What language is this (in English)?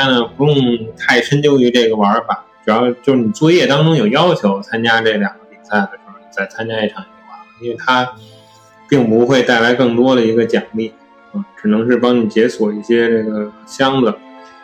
Chinese